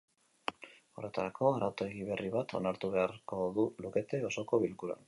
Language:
Basque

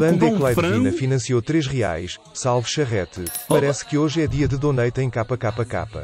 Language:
Portuguese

